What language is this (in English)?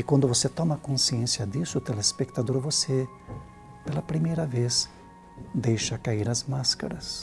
Portuguese